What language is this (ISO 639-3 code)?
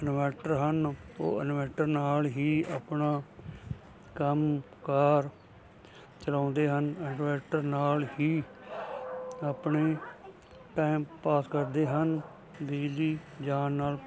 pan